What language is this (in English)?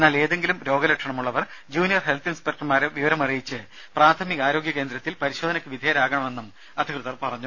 Malayalam